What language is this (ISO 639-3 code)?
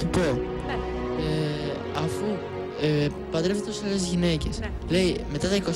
ell